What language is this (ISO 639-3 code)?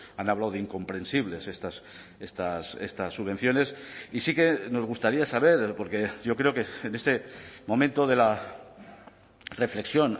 spa